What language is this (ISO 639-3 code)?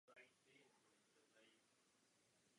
ces